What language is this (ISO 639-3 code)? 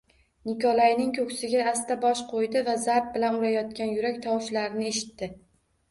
uzb